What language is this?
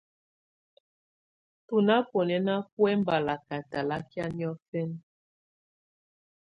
Tunen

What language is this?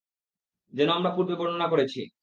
Bangla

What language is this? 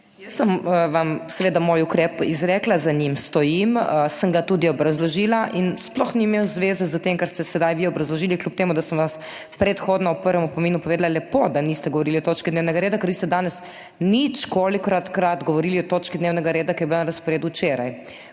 Slovenian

